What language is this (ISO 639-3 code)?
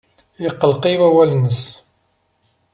kab